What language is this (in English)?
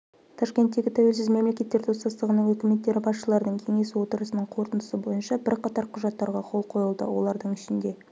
Kazakh